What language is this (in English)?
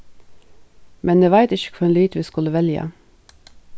Faroese